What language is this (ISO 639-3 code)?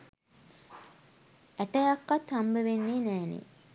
sin